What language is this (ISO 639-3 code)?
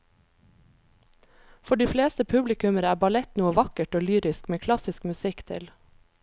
nor